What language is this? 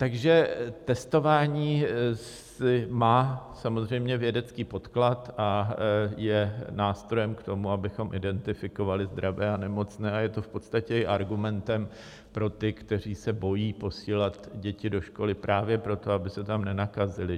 Czech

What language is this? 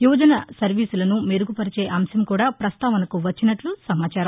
Telugu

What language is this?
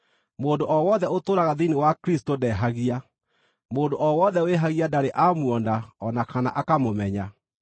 Kikuyu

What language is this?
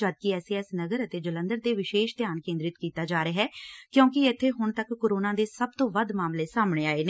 Punjabi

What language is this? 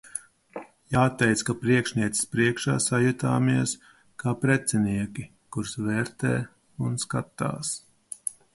Latvian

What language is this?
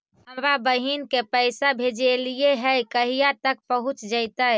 Magahi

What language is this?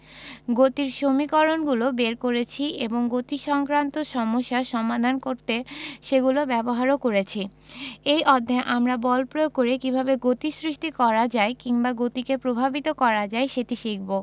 Bangla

